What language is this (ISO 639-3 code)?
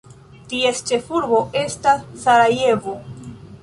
epo